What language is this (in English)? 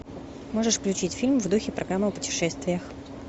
Russian